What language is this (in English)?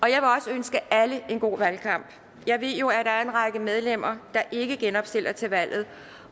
Danish